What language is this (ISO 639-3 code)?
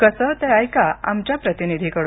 mar